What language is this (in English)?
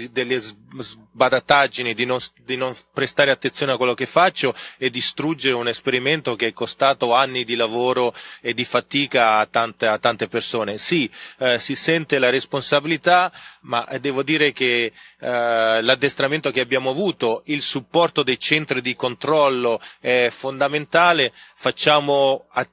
Italian